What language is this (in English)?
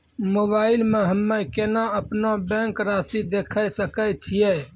Maithili